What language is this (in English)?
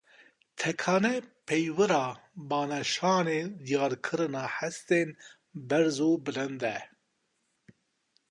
Kurdish